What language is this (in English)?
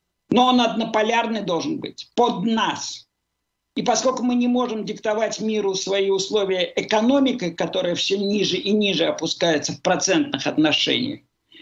Russian